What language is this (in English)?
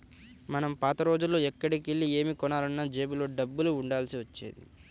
Telugu